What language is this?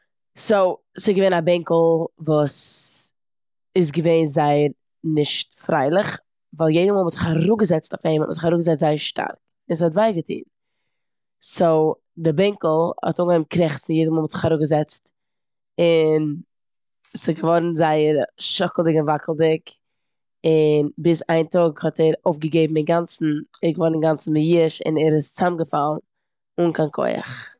Yiddish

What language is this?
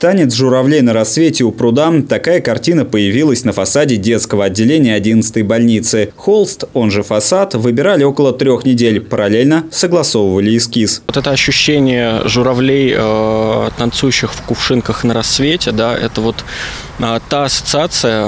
Russian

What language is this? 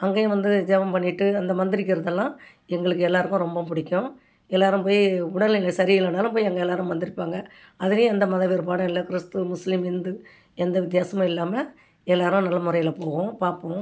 Tamil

